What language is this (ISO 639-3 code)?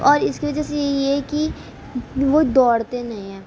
urd